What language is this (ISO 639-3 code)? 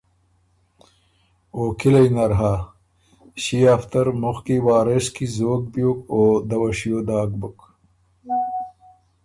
oru